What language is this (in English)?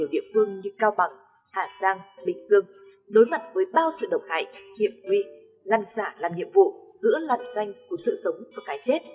Vietnamese